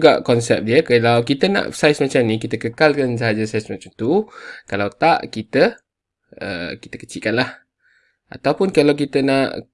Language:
Malay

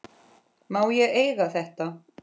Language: Icelandic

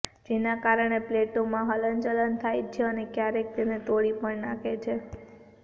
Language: Gujarati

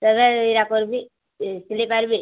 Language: Odia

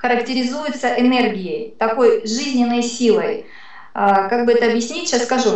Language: Russian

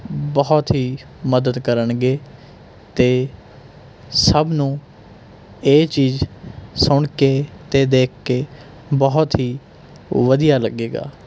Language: Punjabi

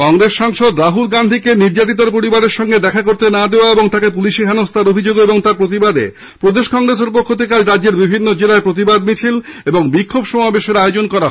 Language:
Bangla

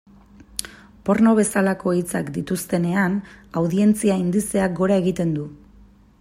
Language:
Basque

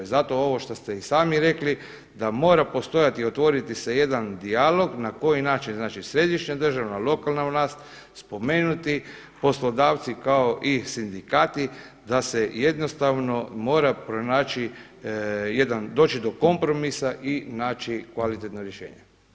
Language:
Croatian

